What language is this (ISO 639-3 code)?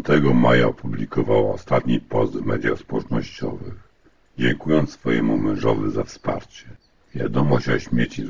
pol